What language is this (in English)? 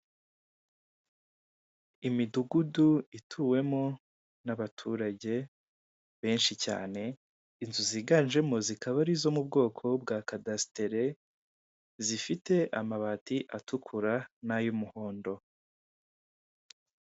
Kinyarwanda